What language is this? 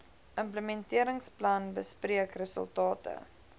Afrikaans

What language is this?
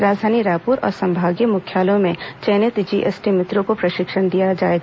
Hindi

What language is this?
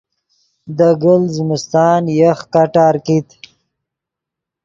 Yidgha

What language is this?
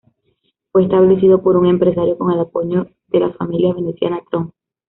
Spanish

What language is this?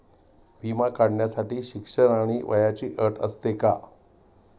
Marathi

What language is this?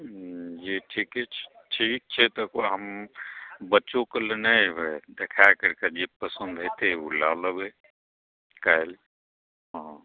Maithili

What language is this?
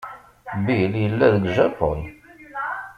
Kabyle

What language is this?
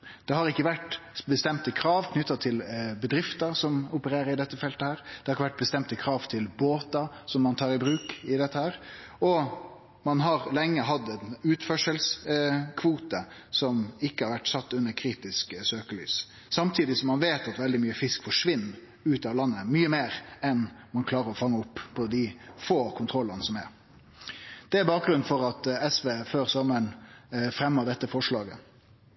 Norwegian Nynorsk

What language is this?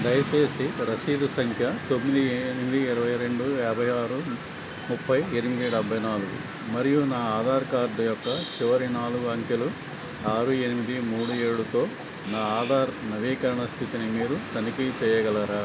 Telugu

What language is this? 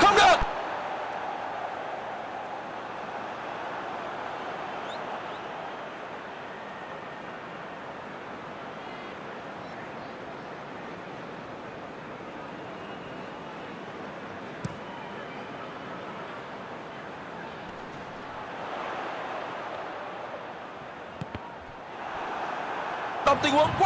Vietnamese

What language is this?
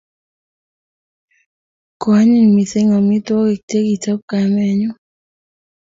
Kalenjin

